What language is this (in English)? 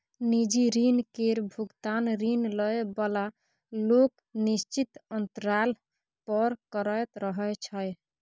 Maithili